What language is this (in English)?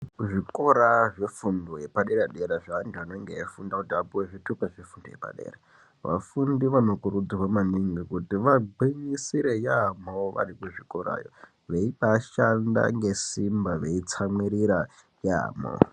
Ndau